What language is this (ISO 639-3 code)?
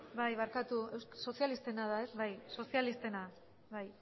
eus